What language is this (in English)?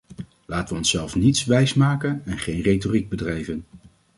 Dutch